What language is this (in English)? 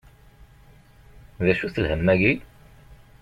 Kabyle